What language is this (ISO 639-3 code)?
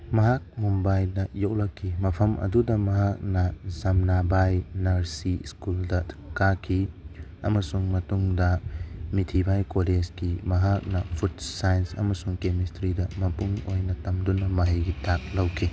mni